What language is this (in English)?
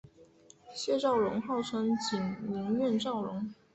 Chinese